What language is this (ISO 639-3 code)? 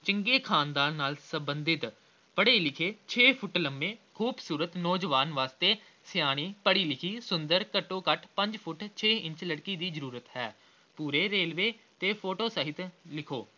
pan